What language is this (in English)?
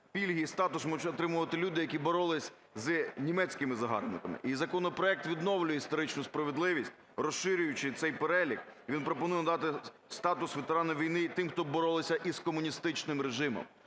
Ukrainian